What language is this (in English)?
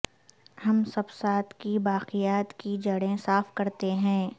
Urdu